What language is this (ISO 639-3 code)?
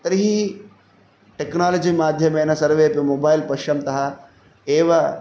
san